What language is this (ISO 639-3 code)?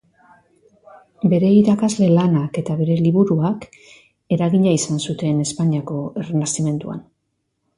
eus